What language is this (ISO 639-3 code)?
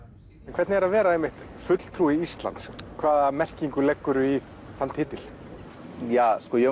isl